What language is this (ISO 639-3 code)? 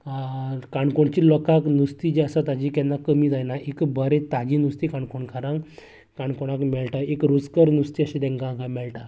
kok